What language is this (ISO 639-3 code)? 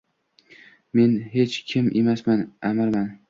uzb